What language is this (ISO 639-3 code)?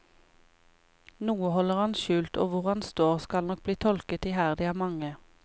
nor